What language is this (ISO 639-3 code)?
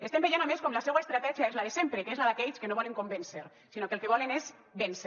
cat